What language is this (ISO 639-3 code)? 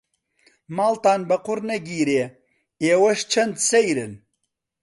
ckb